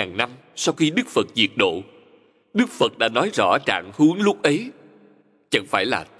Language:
Vietnamese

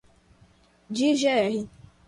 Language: Portuguese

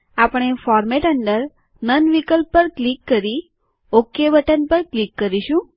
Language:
Gujarati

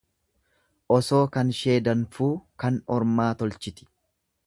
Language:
Oromo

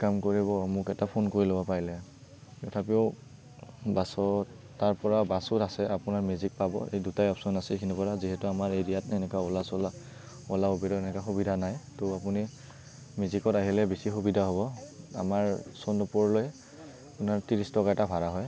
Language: Assamese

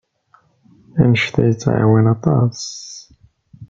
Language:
Kabyle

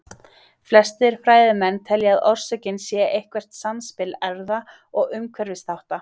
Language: Icelandic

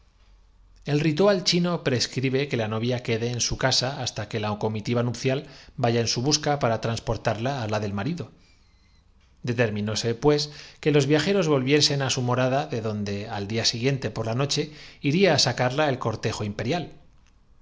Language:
Spanish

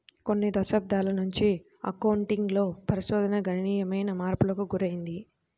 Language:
Telugu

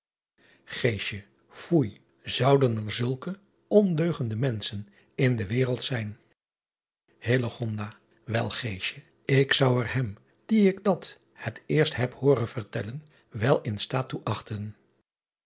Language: Dutch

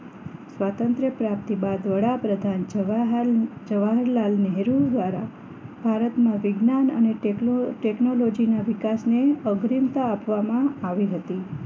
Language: Gujarati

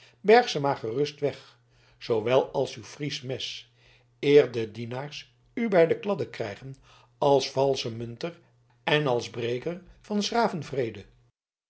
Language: Dutch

